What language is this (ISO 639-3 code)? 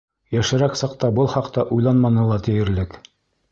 bak